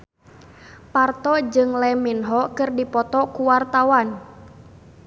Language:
Sundanese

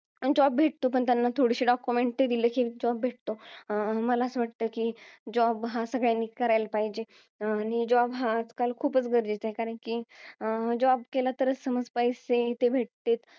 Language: Marathi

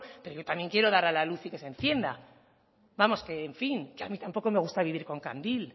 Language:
Spanish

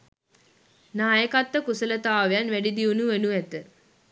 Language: Sinhala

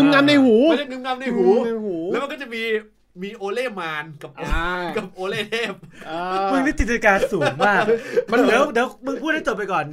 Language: Thai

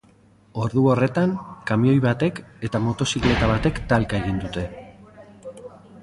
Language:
Basque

